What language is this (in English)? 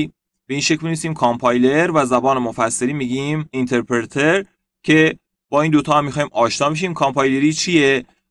Persian